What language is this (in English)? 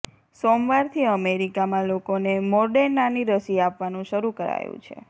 Gujarati